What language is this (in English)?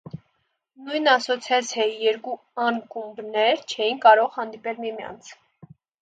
Armenian